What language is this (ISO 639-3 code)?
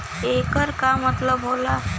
bho